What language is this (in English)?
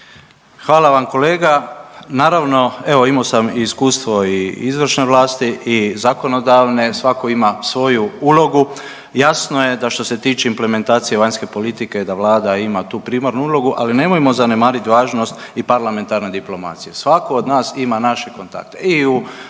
Croatian